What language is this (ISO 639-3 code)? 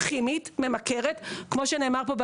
heb